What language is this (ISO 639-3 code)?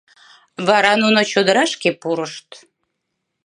chm